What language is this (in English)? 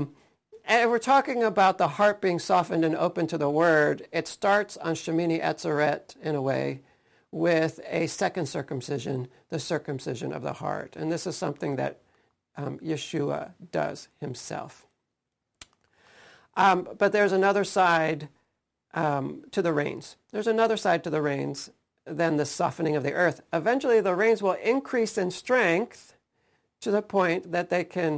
English